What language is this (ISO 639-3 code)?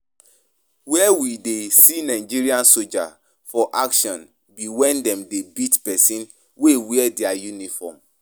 pcm